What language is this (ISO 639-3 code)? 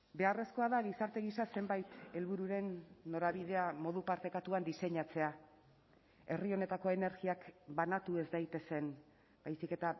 eus